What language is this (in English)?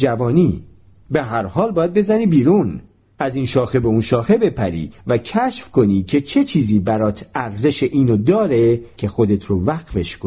Persian